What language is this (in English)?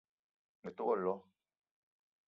Eton (Cameroon)